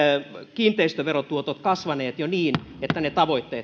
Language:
Finnish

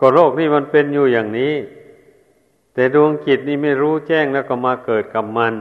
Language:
Thai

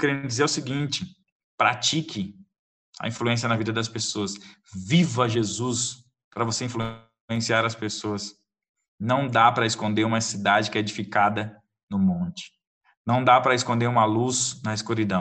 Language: Portuguese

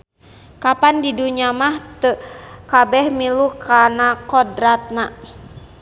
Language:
Sundanese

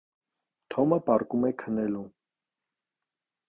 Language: Armenian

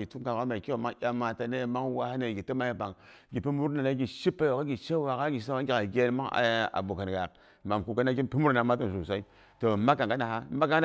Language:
Boghom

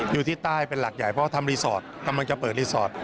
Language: Thai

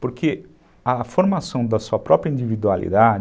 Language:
Portuguese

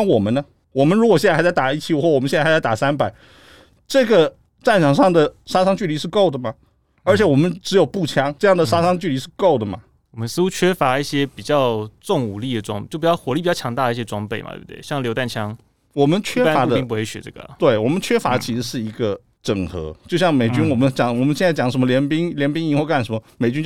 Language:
Chinese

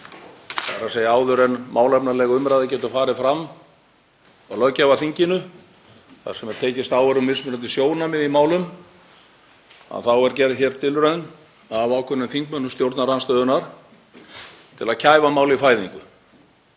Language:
Icelandic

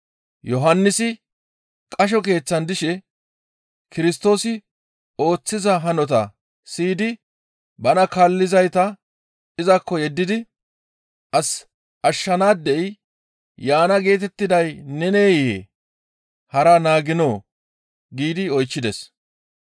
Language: Gamo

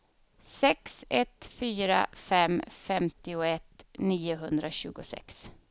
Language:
Swedish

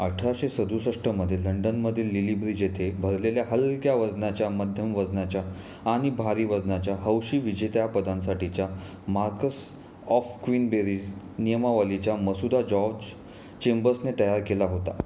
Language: Marathi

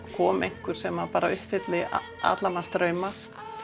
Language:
Icelandic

